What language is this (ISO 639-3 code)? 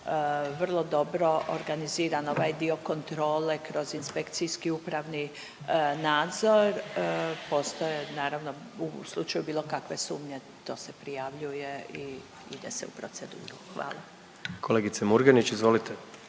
hrv